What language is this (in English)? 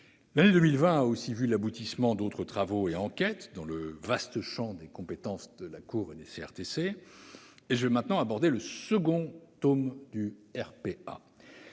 French